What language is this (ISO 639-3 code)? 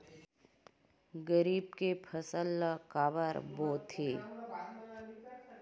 hne